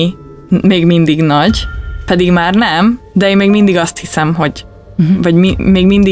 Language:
Hungarian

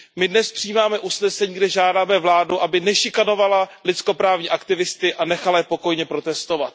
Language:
Czech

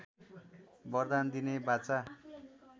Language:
Nepali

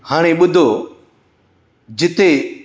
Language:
Sindhi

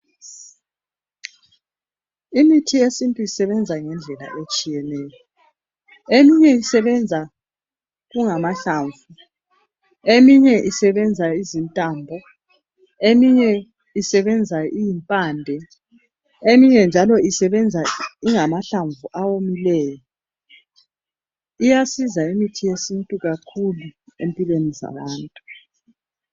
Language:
North Ndebele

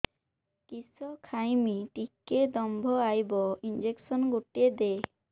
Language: Odia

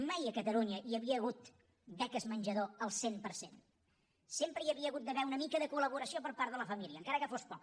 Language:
Catalan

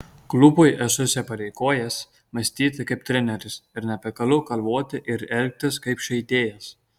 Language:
Lithuanian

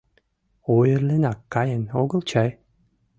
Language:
Mari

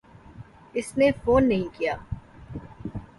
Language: Urdu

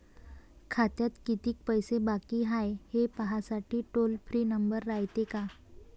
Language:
Marathi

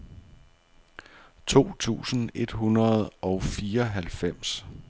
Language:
Danish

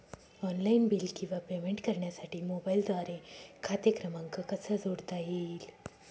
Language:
Marathi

